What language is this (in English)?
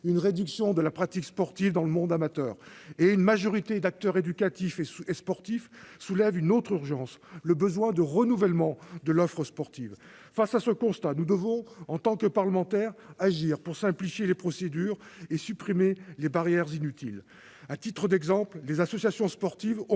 French